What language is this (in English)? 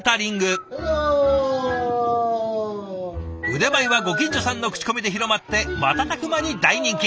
Japanese